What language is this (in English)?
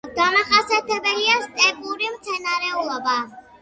Georgian